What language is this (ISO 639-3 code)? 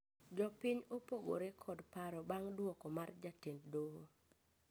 luo